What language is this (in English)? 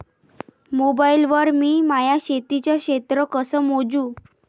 Marathi